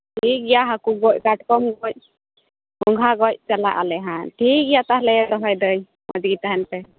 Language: Santali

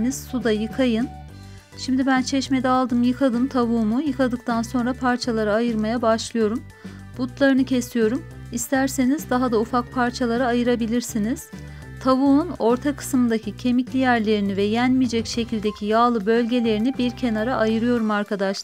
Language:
Turkish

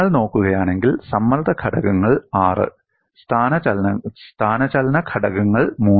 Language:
Malayalam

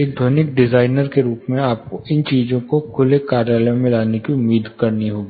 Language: Hindi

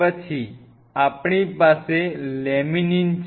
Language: Gujarati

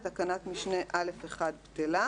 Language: Hebrew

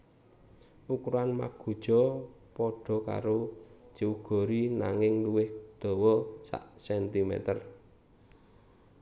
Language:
Javanese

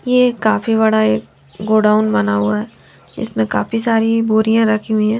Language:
Hindi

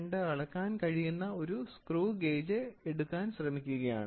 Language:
Malayalam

